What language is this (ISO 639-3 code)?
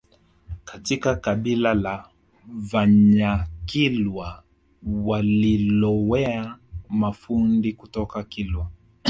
swa